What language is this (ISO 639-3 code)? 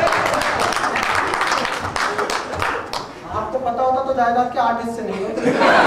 hin